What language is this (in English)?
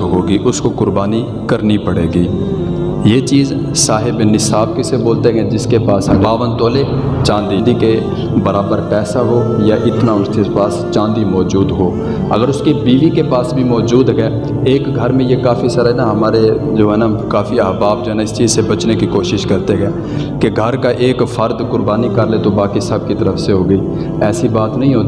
Urdu